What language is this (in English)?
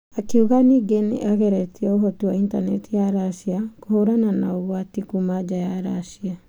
Kikuyu